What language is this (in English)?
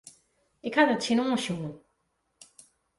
Western Frisian